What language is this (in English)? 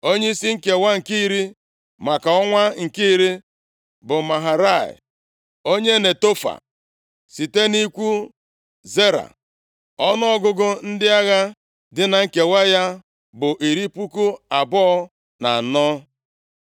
Igbo